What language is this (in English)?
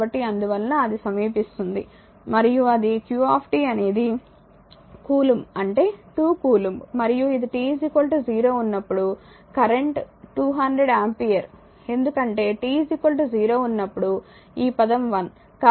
Telugu